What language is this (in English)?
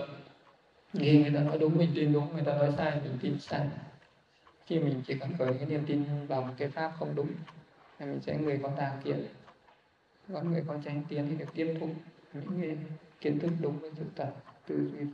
Vietnamese